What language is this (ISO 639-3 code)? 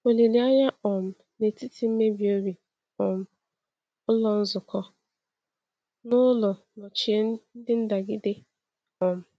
ibo